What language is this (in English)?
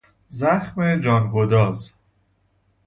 Persian